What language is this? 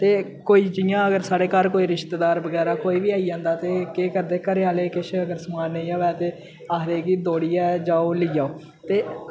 Dogri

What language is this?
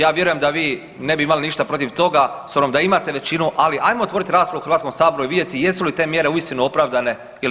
Croatian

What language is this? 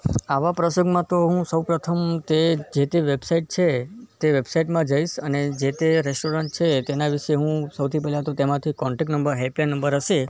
Gujarati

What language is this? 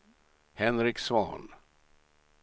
Swedish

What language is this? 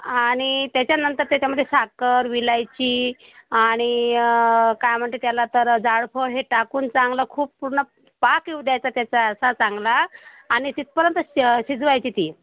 Marathi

